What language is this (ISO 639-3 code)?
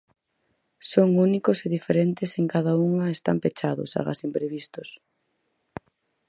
glg